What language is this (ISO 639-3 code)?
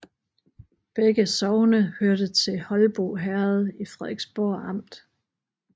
dan